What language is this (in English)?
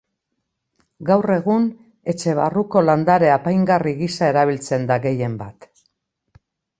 Basque